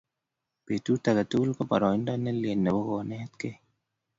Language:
Kalenjin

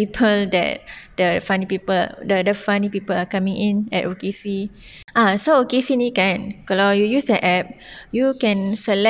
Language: Malay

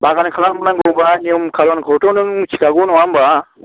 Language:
Bodo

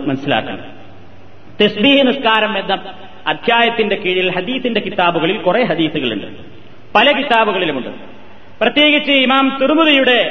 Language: Malayalam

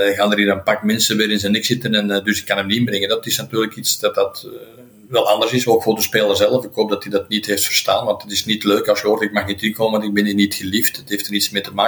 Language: Dutch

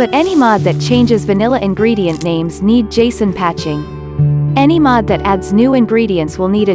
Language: English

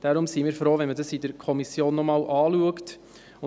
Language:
Swiss German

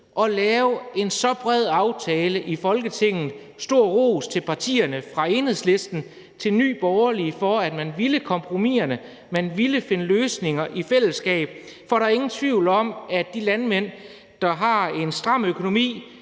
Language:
Danish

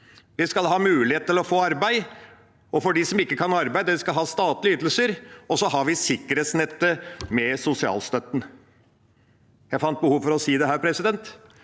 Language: Norwegian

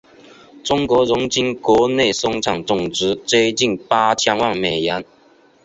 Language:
Chinese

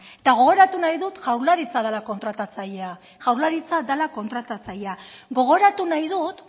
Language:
Basque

